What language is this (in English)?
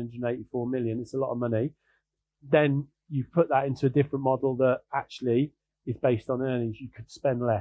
English